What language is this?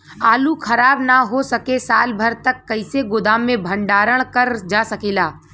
Bhojpuri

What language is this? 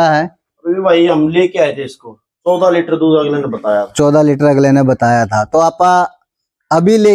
Hindi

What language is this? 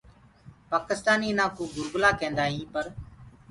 Gurgula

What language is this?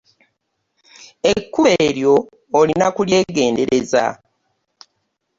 Ganda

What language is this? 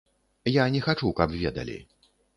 Belarusian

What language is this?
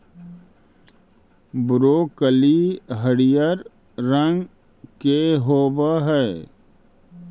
Magahi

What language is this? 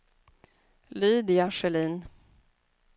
Swedish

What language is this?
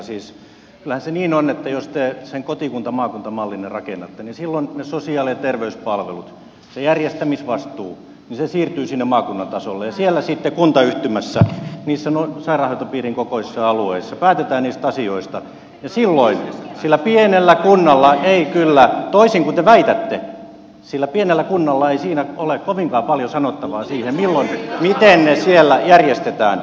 Finnish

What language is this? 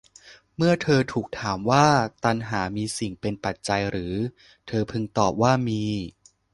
Thai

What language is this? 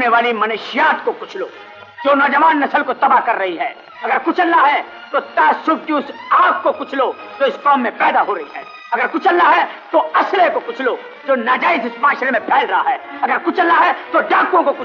Hindi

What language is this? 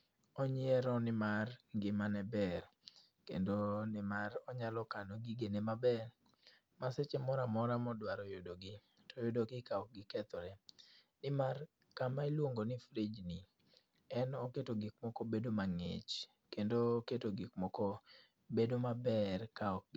Luo (Kenya and Tanzania)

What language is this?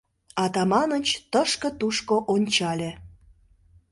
Mari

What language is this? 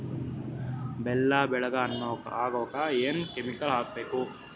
Kannada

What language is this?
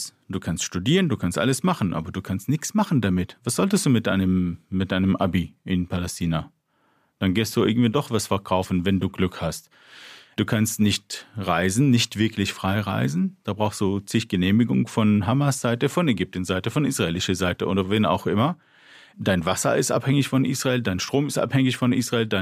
German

